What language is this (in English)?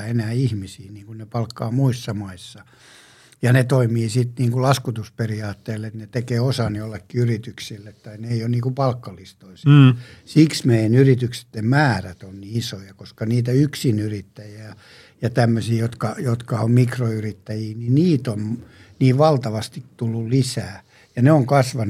Finnish